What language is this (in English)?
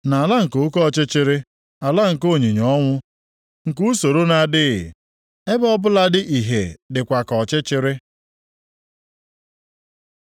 Igbo